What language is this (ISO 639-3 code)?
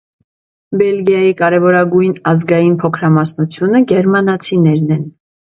hye